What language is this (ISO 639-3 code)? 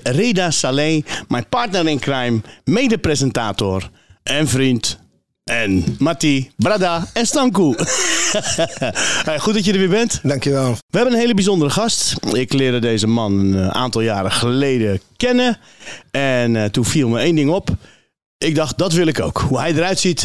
nld